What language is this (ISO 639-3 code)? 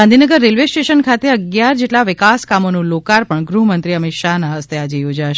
guj